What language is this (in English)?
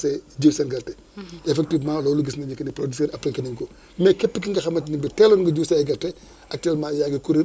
Wolof